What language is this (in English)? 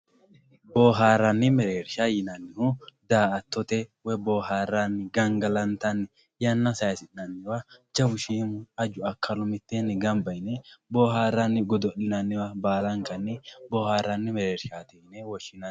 Sidamo